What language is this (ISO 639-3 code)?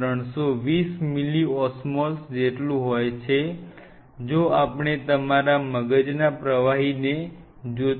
guj